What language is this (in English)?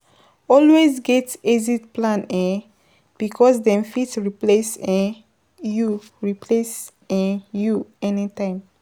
Nigerian Pidgin